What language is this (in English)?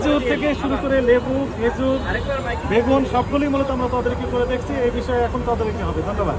Romanian